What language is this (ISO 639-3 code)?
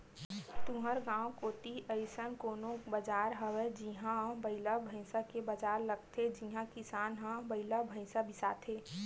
hne